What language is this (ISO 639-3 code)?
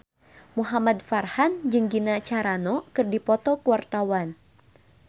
sun